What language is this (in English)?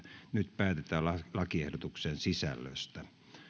Finnish